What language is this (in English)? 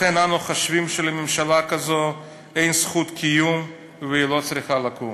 Hebrew